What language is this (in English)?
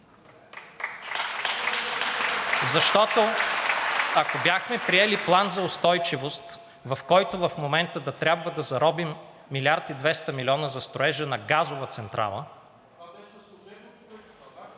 Bulgarian